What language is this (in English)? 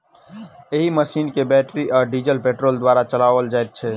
Maithili